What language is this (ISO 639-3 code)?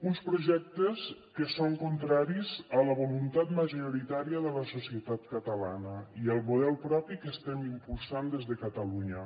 cat